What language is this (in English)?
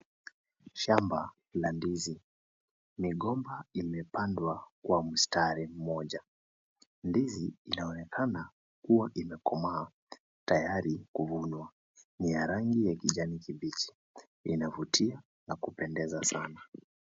Swahili